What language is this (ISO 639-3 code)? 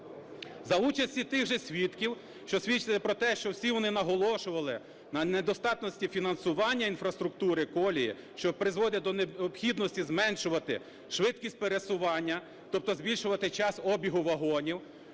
ukr